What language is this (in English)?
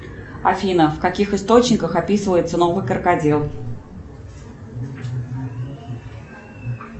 Russian